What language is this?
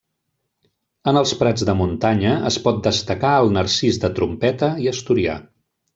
Catalan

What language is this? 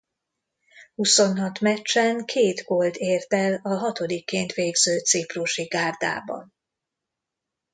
Hungarian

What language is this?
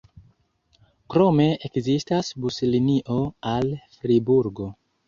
Esperanto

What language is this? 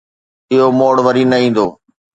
Sindhi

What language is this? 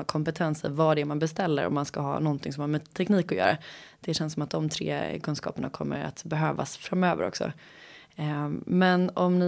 Swedish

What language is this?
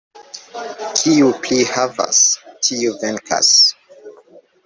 Esperanto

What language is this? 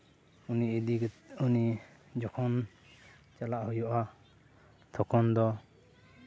Santali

